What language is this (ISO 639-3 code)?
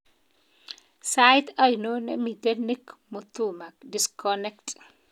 kln